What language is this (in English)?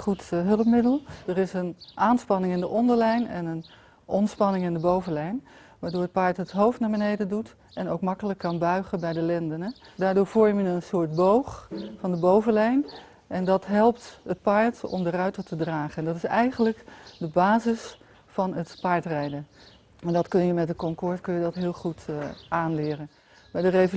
Dutch